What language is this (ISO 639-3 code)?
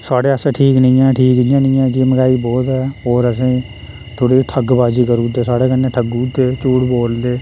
doi